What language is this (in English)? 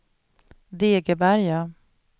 Swedish